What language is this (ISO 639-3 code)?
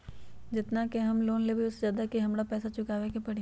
mag